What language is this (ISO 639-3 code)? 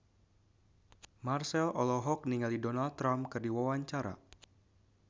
sun